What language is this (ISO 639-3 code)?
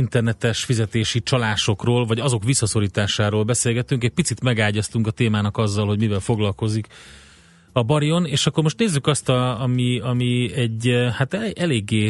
hun